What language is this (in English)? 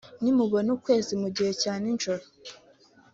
Kinyarwanda